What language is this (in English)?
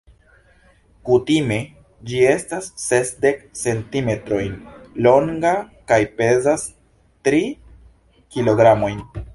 Esperanto